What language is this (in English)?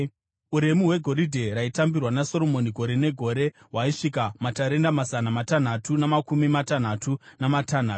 Shona